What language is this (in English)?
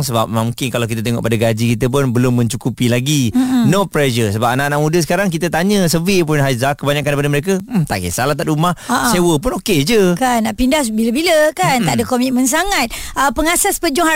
Malay